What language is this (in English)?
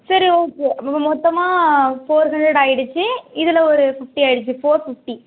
Tamil